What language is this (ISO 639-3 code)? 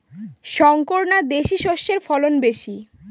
ben